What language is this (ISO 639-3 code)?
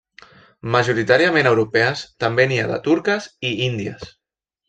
cat